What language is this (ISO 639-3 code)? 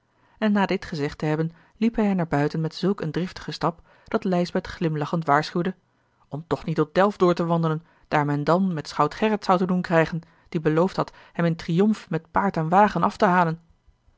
nld